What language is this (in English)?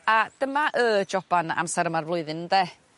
Welsh